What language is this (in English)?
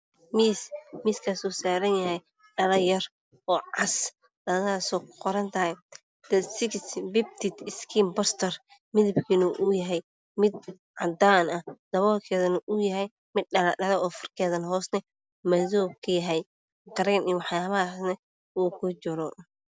Somali